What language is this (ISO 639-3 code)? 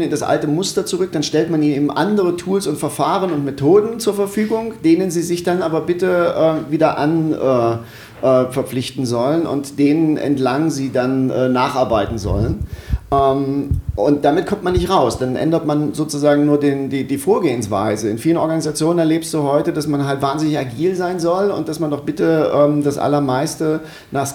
deu